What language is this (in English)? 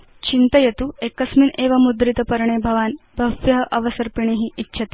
Sanskrit